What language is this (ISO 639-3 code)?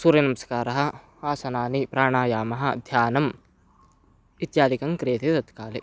san